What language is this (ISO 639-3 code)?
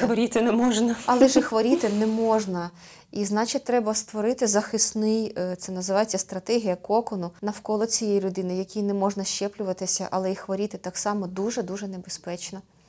ukr